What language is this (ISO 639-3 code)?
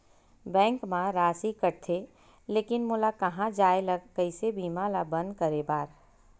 hne